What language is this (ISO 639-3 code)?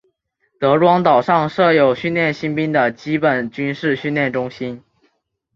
zho